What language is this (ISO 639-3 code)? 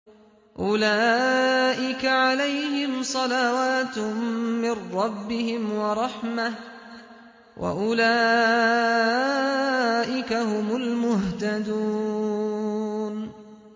ara